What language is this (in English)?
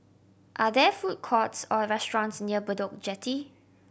English